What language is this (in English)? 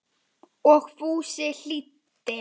Icelandic